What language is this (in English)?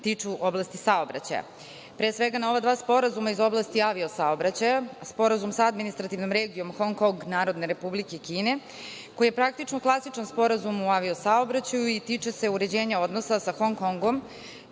Serbian